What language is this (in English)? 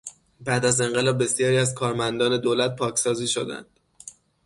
Persian